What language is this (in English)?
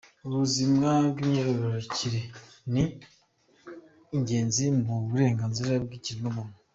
Kinyarwanda